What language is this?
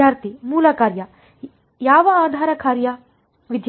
Kannada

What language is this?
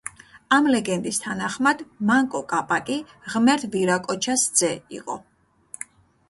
Georgian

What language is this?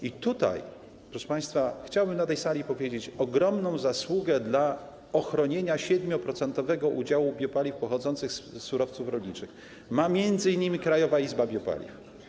Polish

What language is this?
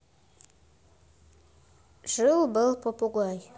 Russian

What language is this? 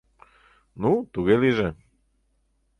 Mari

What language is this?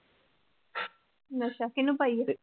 Punjabi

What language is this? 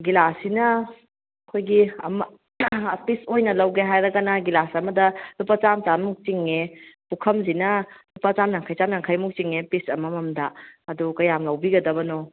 Manipuri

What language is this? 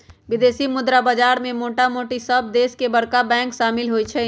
Magahi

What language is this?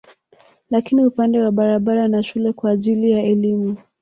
Swahili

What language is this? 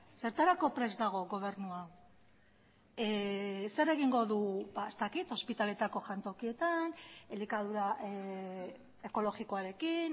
Basque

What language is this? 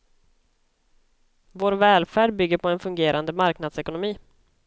Swedish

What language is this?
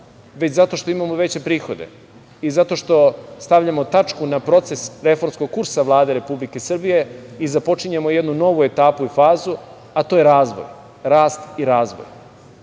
Serbian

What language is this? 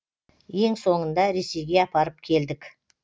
Kazakh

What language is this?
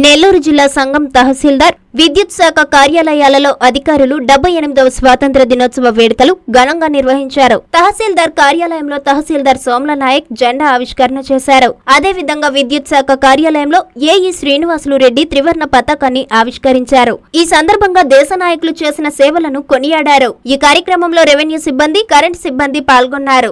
Telugu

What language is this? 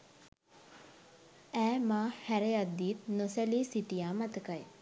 Sinhala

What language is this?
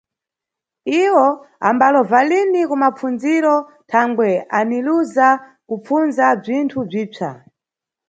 Nyungwe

